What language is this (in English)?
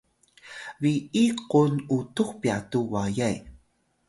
Atayal